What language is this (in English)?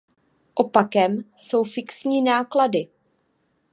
Czech